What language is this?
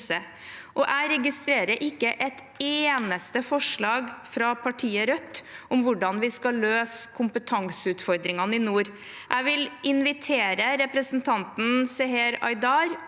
Norwegian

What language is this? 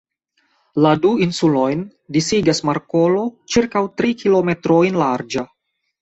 Esperanto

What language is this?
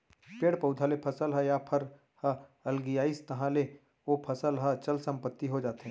Chhattisgarhi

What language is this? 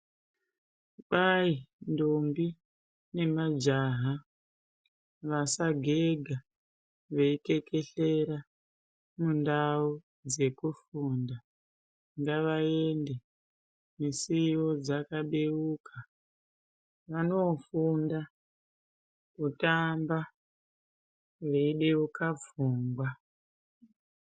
Ndau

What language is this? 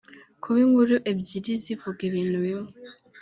Kinyarwanda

